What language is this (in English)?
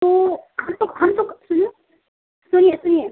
Hindi